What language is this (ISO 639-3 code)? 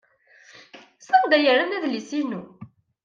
kab